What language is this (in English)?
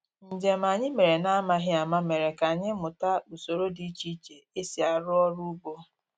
Igbo